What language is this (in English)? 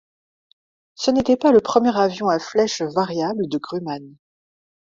French